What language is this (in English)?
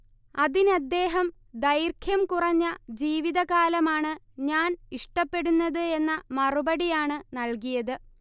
Malayalam